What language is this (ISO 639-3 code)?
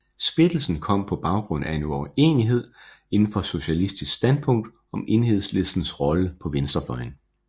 dan